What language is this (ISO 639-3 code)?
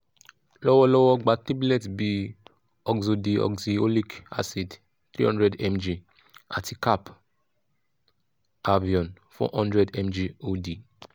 yor